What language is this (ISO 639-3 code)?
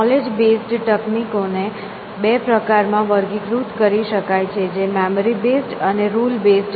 guj